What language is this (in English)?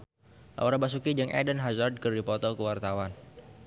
Sundanese